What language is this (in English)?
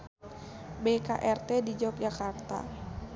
Sundanese